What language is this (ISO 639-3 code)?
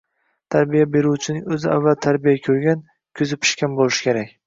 uzb